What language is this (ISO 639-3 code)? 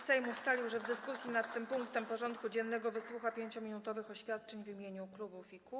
pol